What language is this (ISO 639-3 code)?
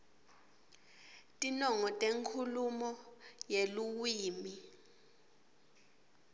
ssw